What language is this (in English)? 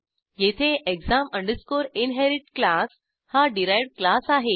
Marathi